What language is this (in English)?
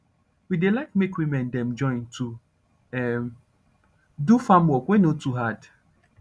Nigerian Pidgin